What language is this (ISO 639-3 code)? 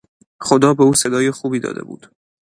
fas